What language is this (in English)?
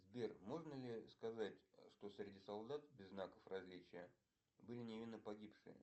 Russian